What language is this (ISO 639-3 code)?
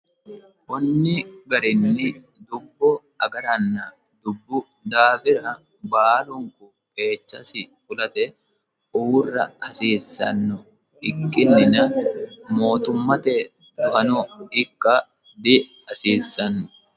sid